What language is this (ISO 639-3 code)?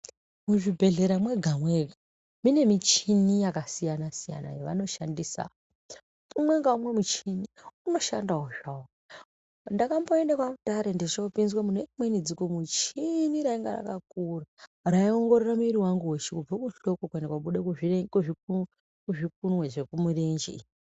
ndc